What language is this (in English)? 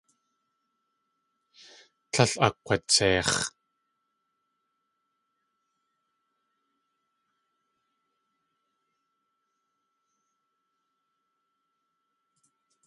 Tlingit